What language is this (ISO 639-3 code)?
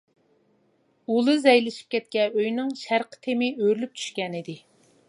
uig